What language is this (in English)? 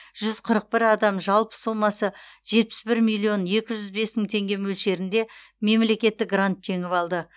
Kazakh